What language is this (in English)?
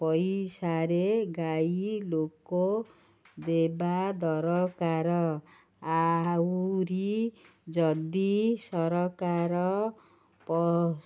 Odia